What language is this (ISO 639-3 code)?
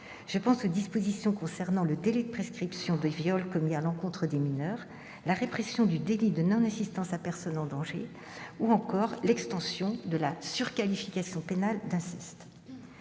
fra